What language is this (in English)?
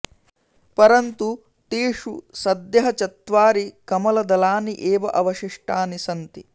Sanskrit